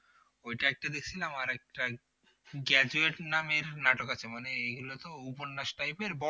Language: Bangla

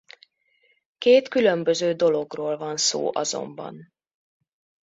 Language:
Hungarian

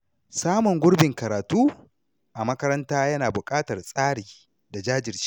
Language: Hausa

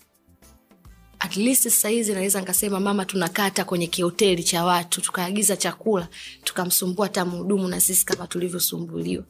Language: Swahili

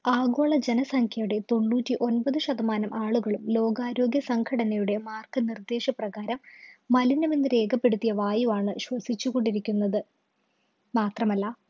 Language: Malayalam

